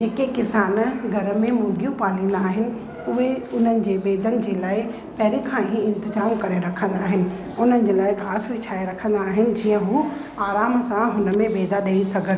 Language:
Sindhi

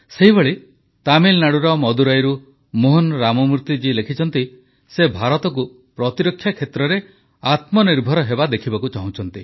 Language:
Odia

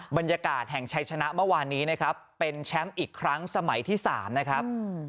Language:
Thai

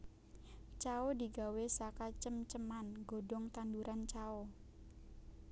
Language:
Javanese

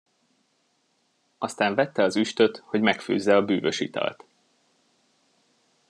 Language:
Hungarian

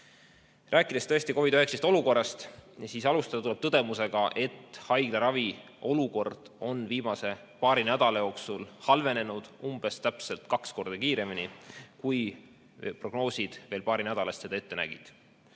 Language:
Estonian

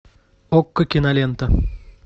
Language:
Russian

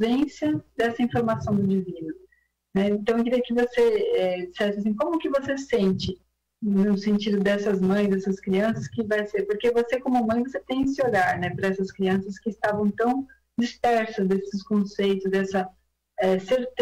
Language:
Portuguese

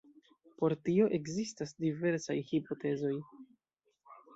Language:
Esperanto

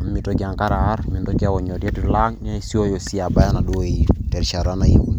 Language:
Masai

